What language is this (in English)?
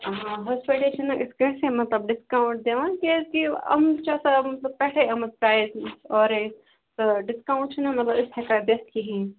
Kashmiri